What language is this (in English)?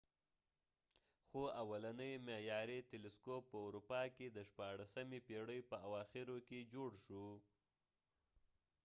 Pashto